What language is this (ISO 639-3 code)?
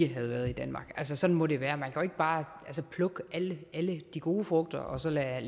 dan